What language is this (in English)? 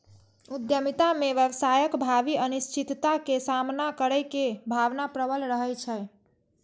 Maithili